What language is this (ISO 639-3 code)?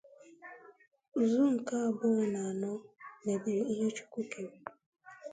ibo